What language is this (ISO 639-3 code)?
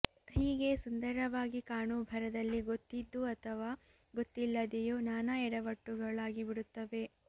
kan